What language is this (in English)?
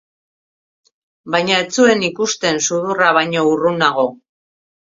Basque